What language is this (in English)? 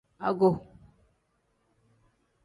Tem